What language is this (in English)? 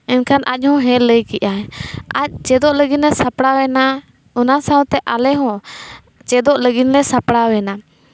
Santali